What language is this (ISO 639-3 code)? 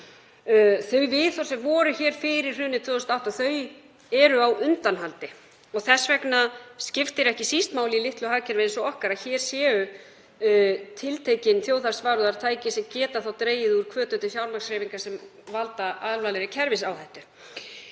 isl